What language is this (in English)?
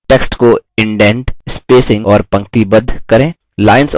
Hindi